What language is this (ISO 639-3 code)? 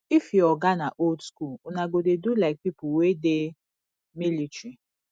pcm